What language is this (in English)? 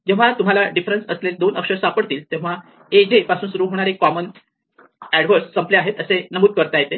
Marathi